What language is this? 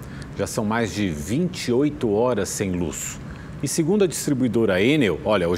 Portuguese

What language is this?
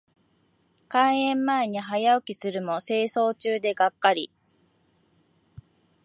Japanese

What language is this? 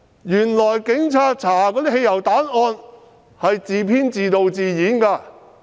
Cantonese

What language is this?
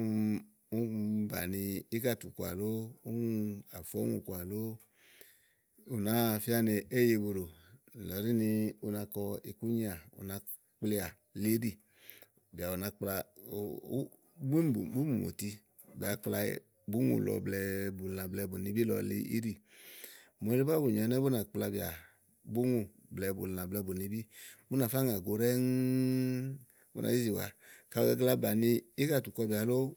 Igo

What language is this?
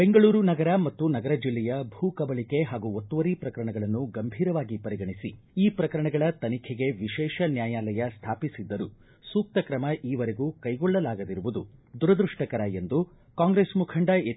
Kannada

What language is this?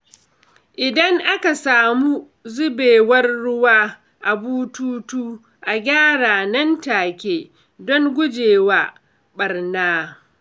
Hausa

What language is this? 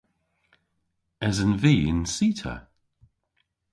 Cornish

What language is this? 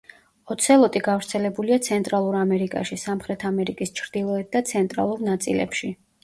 Georgian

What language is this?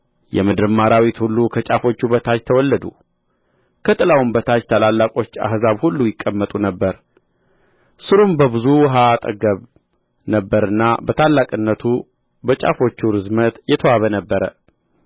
Amharic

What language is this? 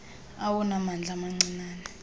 Xhosa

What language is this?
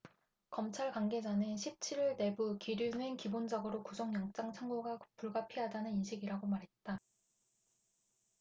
Korean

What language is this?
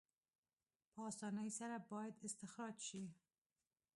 Pashto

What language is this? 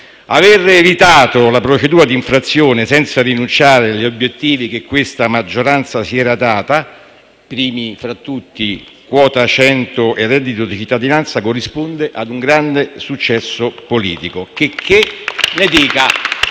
Italian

